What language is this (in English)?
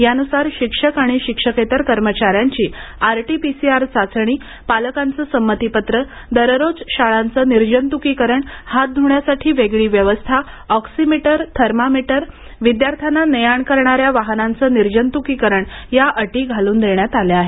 Marathi